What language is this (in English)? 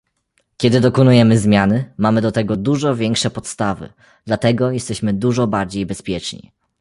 Polish